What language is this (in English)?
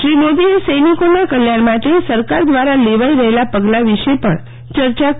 Gujarati